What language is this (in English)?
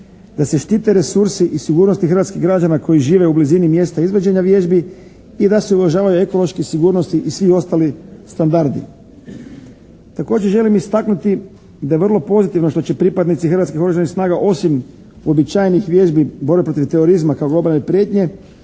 Croatian